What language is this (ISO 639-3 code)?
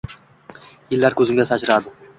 uzb